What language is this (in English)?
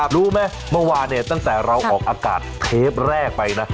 Thai